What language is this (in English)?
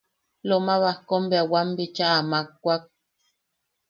Yaqui